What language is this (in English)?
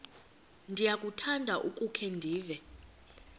Xhosa